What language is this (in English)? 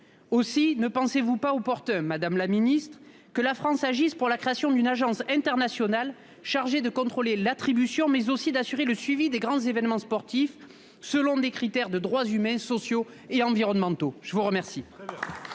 French